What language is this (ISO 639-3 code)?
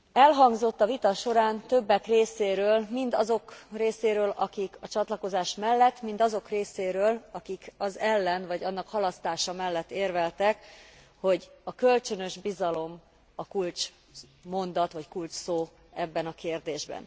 hun